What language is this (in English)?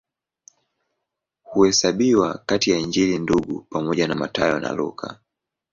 Swahili